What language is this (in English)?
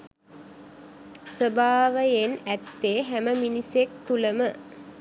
Sinhala